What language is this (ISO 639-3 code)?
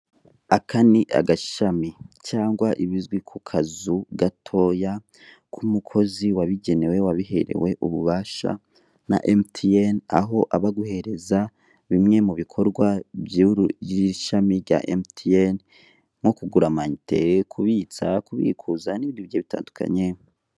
kin